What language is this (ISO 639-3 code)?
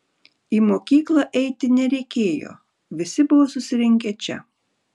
lit